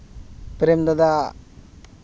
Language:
Santali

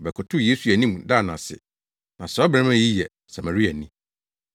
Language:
Akan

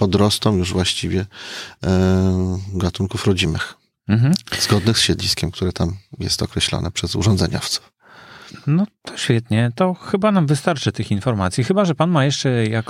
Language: Polish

